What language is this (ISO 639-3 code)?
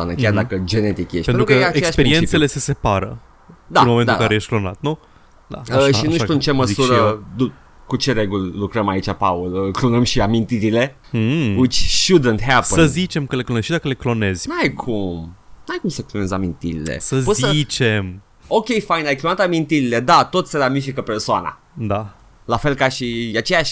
ron